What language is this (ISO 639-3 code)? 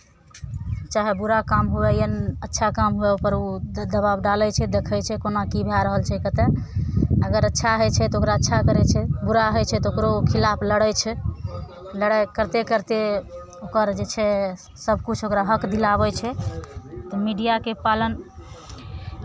mai